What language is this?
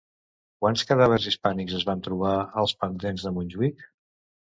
Catalan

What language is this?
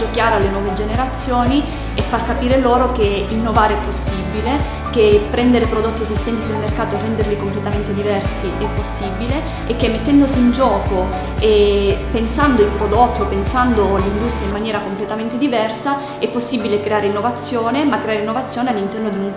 Italian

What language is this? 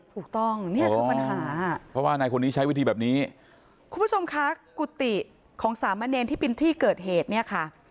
Thai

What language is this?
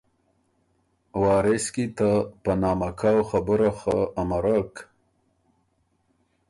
Ormuri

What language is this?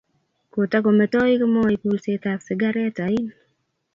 Kalenjin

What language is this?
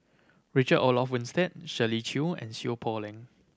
English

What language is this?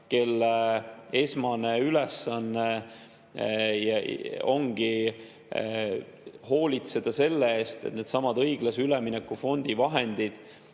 Estonian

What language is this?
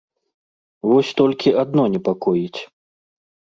Belarusian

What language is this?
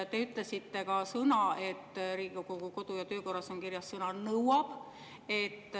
Estonian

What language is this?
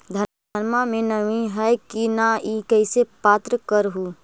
Magahi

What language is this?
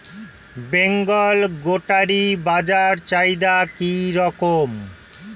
Bangla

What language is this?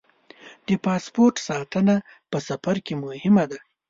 Pashto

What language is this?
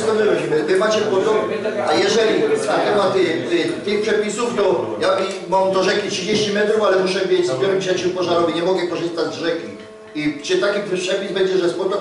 Polish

